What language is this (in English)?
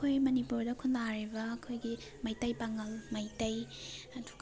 Manipuri